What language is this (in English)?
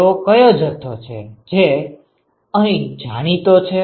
Gujarati